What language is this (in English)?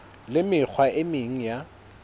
Southern Sotho